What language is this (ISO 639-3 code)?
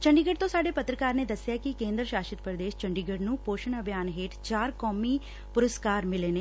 pan